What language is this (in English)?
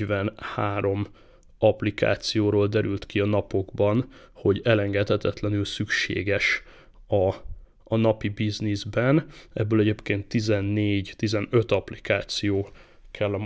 Hungarian